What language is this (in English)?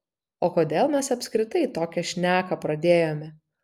Lithuanian